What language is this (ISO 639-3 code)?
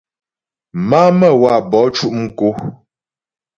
bbj